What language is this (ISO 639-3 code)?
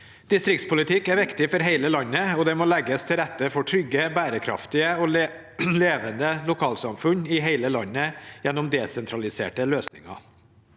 nor